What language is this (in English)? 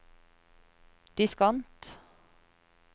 Norwegian